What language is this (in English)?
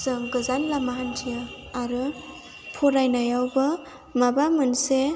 Bodo